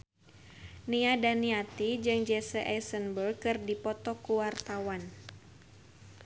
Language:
Sundanese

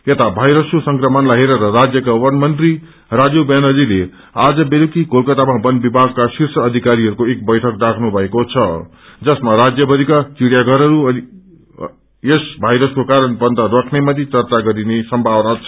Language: Nepali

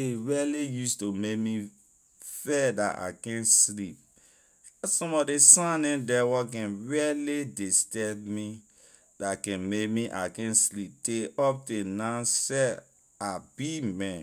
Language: Liberian English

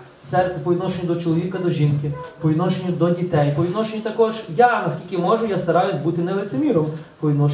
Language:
Ukrainian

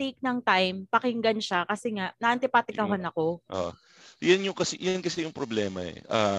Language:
Filipino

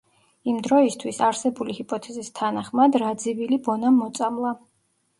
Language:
Georgian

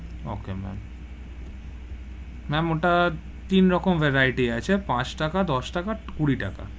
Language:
Bangla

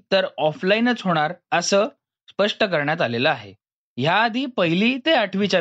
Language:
Marathi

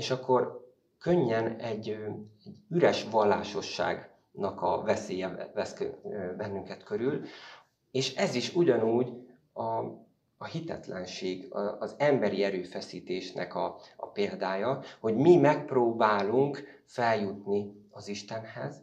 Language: Hungarian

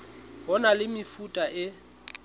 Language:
Southern Sotho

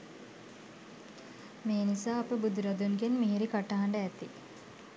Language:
Sinhala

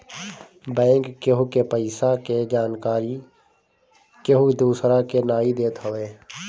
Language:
Bhojpuri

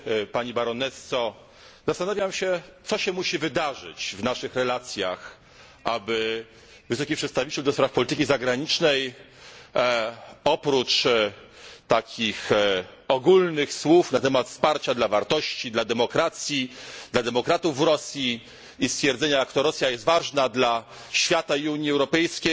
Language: Polish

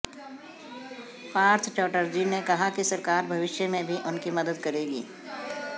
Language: Hindi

